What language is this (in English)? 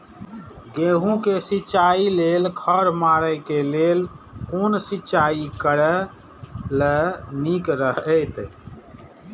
Maithili